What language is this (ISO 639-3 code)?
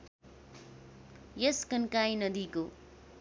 nep